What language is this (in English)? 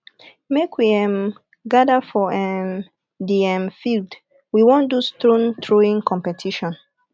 Nigerian Pidgin